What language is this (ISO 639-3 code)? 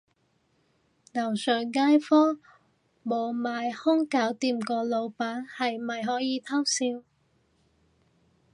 yue